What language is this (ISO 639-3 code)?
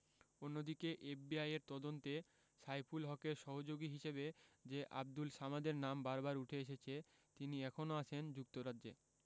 ben